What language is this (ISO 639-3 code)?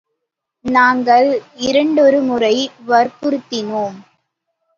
tam